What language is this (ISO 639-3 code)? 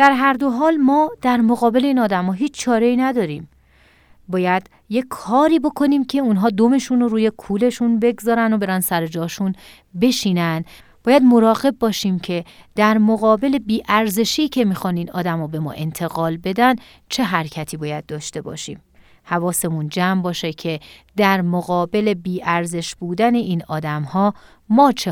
fas